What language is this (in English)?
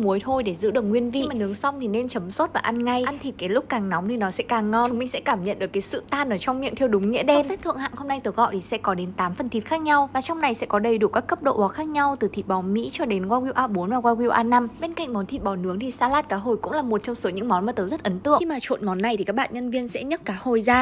Vietnamese